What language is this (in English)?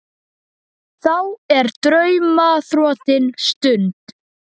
Icelandic